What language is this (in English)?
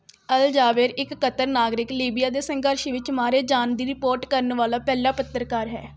Punjabi